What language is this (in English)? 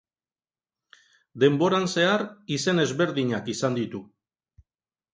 Basque